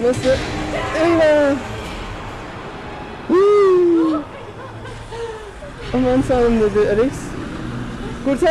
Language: Turkish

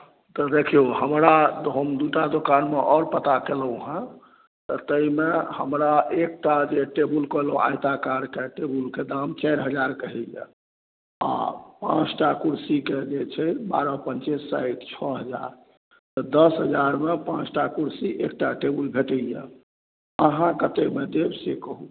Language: Maithili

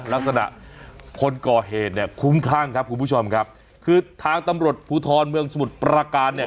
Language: Thai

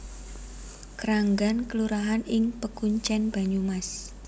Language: Javanese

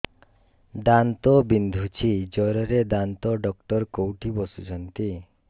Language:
Odia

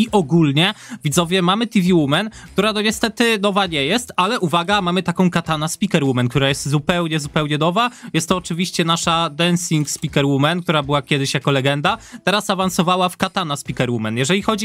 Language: Polish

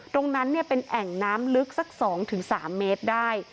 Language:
Thai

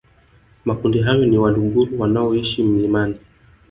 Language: Swahili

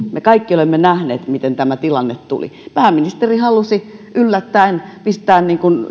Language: Finnish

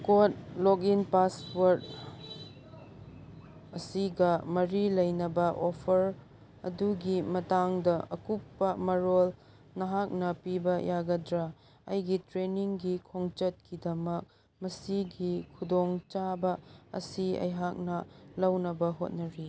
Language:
Manipuri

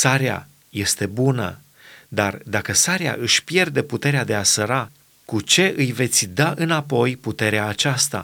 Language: Romanian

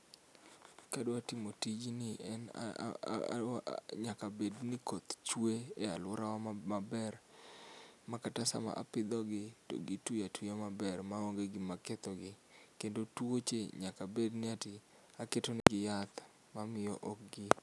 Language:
Luo (Kenya and Tanzania)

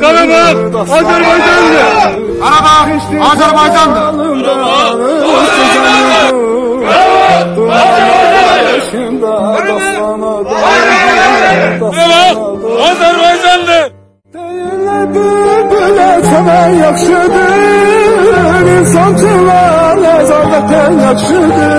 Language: Turkish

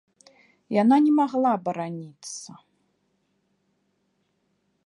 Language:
Belarusian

